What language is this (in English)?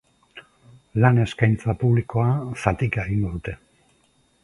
Basque